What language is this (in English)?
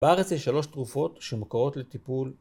Hebrew